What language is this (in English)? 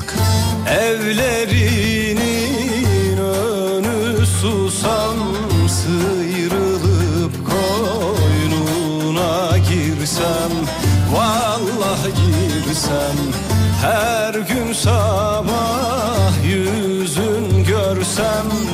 Turkish